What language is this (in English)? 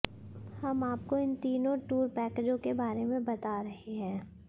Hindi